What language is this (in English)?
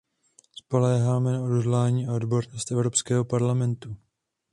Czech